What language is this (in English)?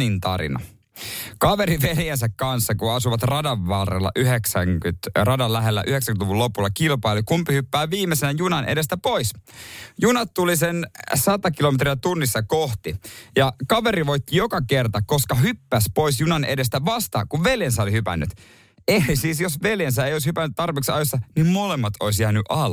Finnish